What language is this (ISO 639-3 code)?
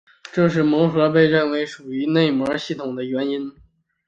zho